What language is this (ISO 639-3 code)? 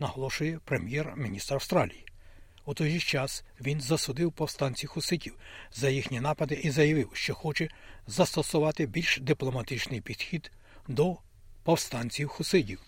ukr